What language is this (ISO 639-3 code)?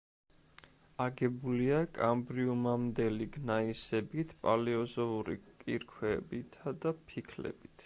kat